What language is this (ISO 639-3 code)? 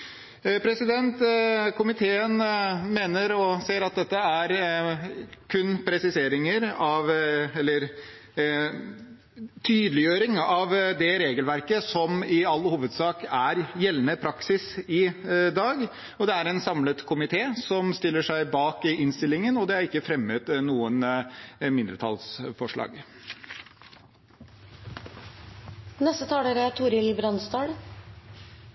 nob